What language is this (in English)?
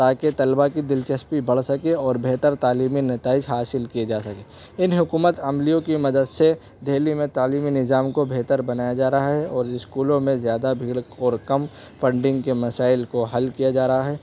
Urdu